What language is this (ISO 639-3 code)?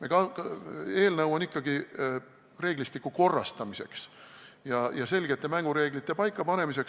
est